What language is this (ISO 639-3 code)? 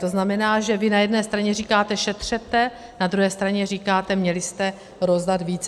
ces